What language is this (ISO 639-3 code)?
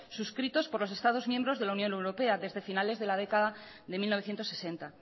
spa